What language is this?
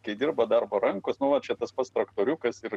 Lithuanian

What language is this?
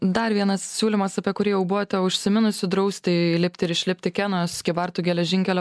Lithuanian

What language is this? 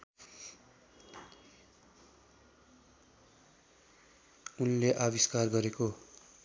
Nepali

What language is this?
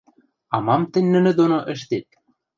Western Mari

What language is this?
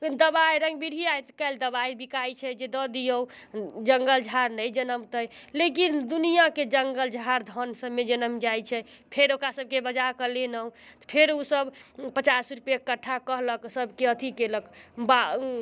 Maithili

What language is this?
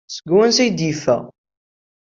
Kabyle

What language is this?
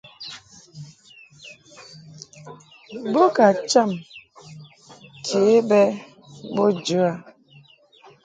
Mungaka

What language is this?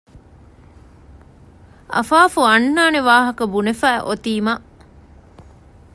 Divehi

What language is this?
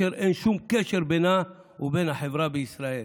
Hebrew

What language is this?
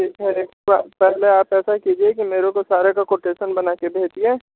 Hindi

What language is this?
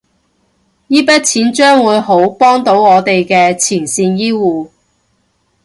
Cantonese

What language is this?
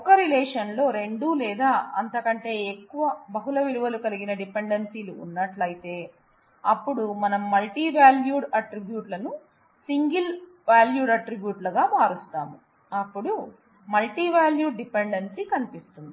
Telugu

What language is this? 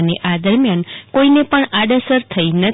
Gujarati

